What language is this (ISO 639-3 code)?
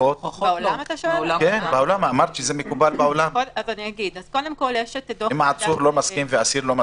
heb